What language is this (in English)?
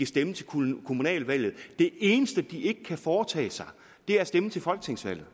Danish